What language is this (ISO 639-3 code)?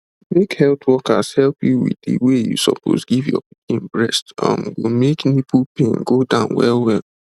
pcm